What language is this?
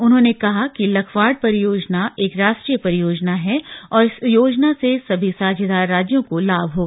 Hindi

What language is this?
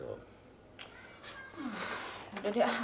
Indonesian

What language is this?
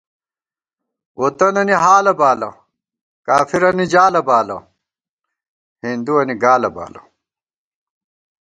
Gawar-Bati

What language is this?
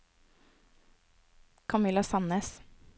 Norwegian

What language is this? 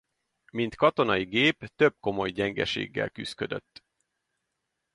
Hungarian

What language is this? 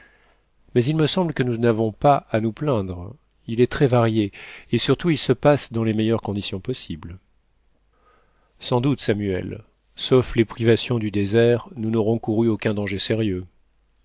French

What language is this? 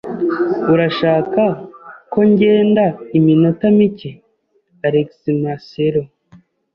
Kinyarwanda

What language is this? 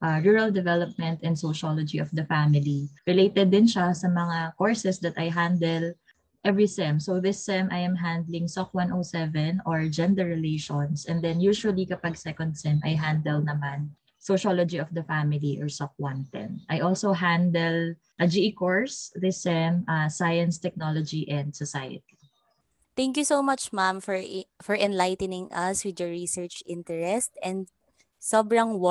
Filipino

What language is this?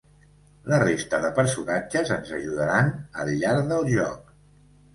Catalan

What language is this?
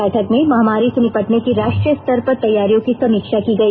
Hindi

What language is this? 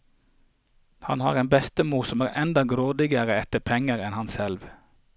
Norwegian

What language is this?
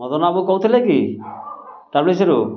Odia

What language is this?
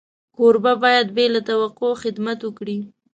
Pashto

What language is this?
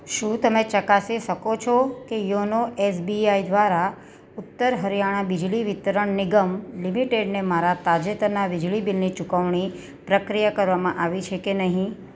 Gujarati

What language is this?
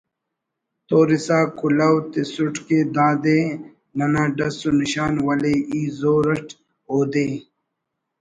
Brahui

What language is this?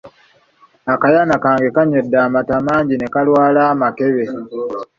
Ganda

